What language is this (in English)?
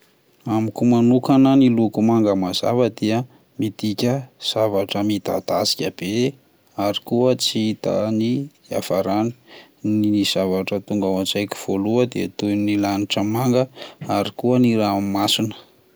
Malagasy